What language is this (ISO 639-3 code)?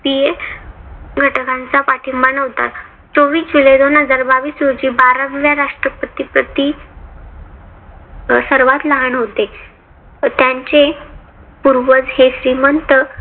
mar